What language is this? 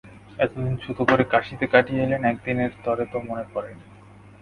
Bangla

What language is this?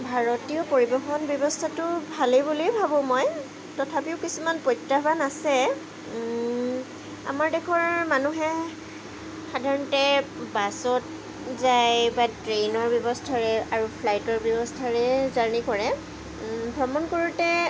Assamese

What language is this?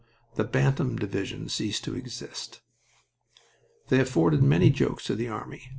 English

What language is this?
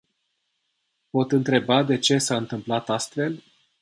Romanian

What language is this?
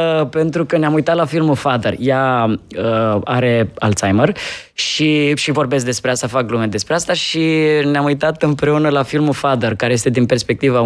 Romanian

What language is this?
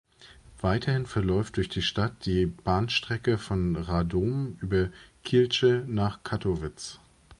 German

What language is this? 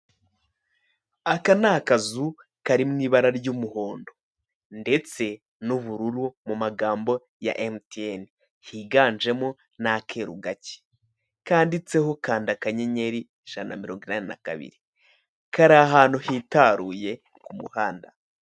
Kinyarwanda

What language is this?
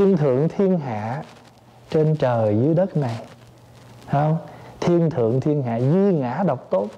Vietnamese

